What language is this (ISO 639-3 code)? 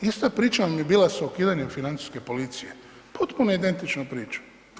hrv